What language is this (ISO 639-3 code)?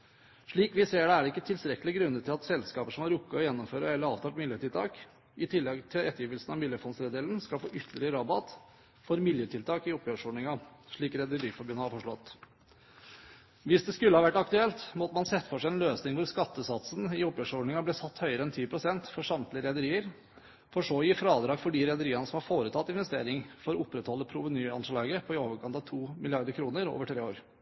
nob